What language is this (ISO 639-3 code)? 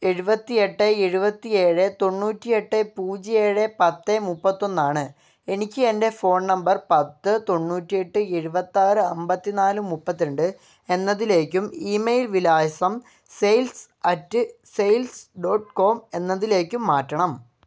mal